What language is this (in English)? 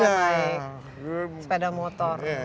Indonesian